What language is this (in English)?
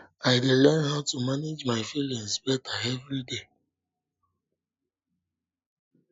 Nigerian Pidgin